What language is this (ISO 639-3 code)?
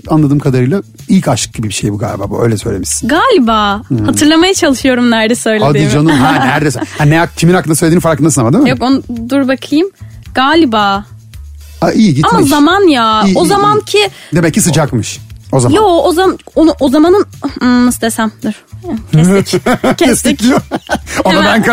tur